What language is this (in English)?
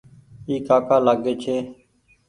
Goaria